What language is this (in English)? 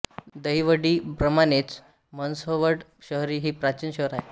Marathi